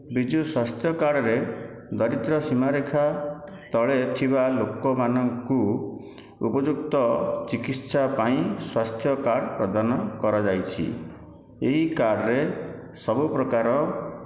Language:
Odia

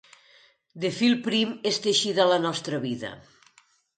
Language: Catalan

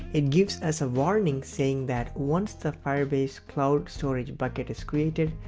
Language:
English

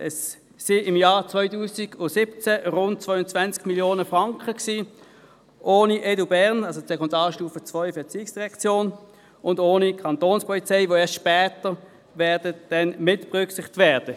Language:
Swiss German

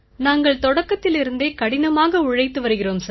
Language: Tamil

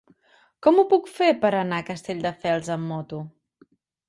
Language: Catalan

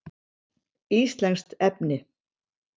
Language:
Icelandic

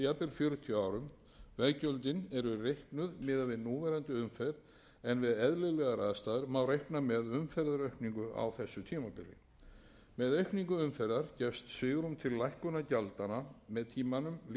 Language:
Icelandic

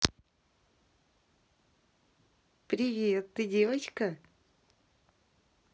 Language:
Russian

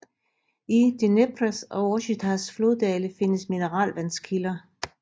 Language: Danish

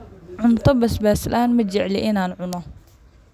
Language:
Somali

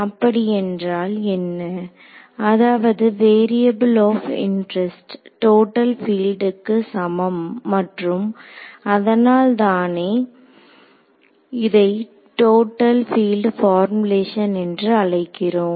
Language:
Tamil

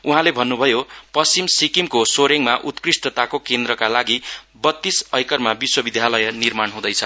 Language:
Nepali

